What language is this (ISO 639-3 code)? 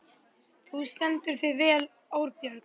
isl